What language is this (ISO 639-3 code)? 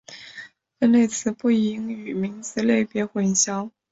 zho